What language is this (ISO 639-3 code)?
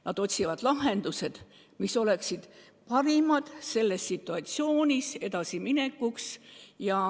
est